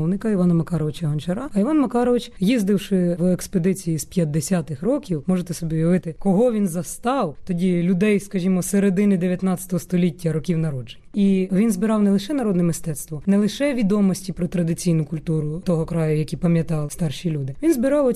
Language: Ukrainian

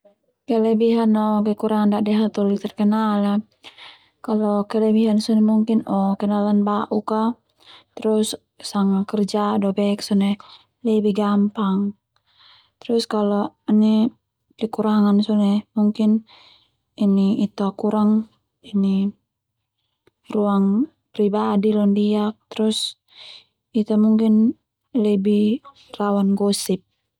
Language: Termanu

